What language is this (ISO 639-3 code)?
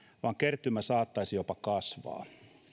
fin